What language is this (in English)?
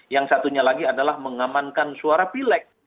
Indonesian